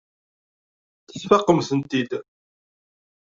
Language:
Kabyle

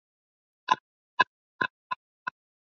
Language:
Swahili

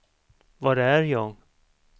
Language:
Swedish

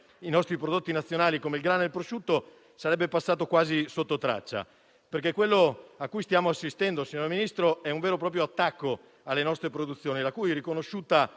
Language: Italian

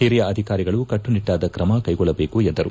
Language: Kannada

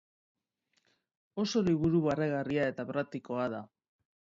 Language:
Basque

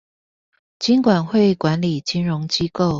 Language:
Chinese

